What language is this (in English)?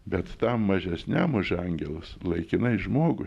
Lithuanian